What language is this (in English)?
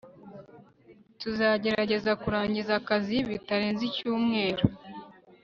Kinyarwanda